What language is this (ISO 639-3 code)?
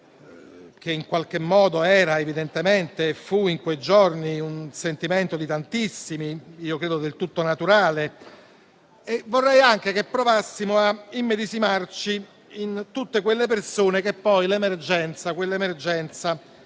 ita